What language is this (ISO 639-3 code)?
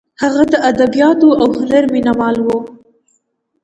pus